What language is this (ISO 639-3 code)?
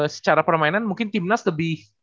ind